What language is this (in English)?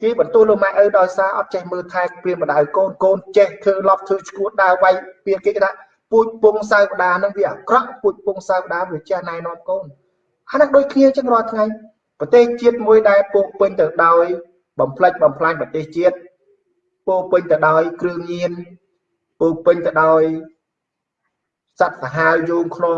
Vietnamese